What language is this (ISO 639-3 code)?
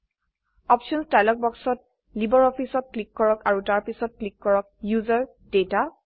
asm